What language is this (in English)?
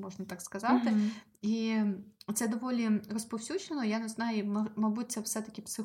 Ukrainian